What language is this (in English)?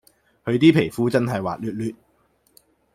Cantonese